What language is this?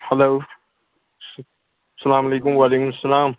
Kashmiri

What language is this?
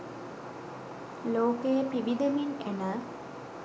Sinhala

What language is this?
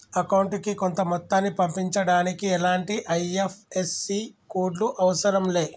Telugu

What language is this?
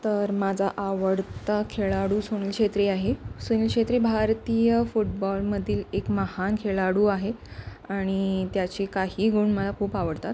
Marathi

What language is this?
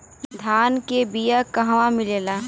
Bhojpuri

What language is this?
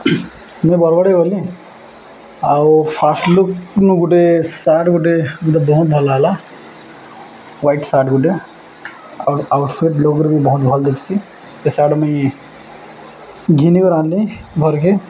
Odia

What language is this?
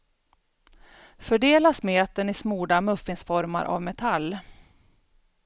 Swedish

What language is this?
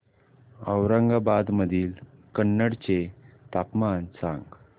Marathi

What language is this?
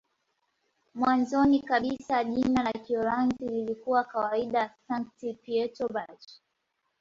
Swahili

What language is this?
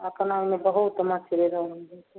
Maithili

